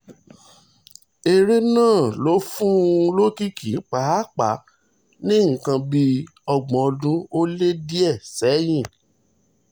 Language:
Yoruba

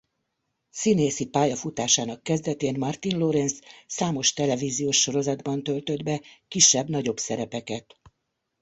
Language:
Hungarian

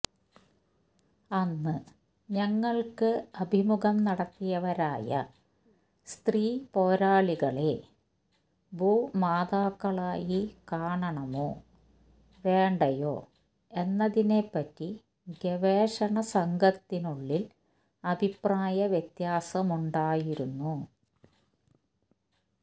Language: Malayalam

